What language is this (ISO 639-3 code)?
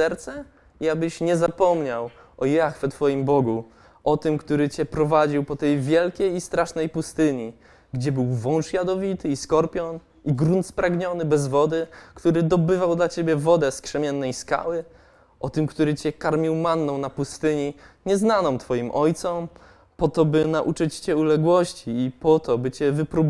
pol